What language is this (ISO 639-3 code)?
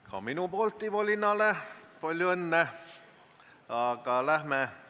est